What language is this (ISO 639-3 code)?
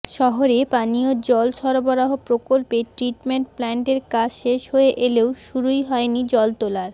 ben